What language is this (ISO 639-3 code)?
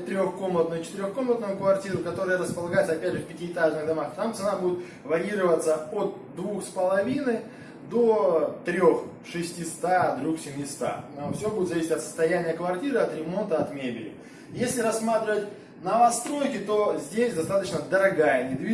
rus